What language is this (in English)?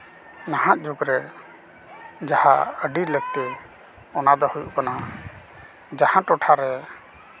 Santali